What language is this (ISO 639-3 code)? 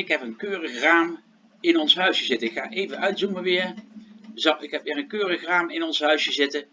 nld